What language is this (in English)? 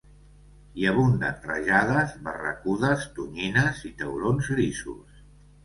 Catalan